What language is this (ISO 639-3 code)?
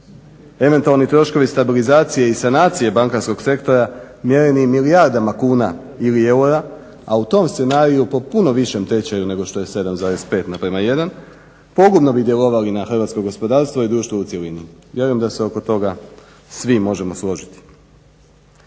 hrv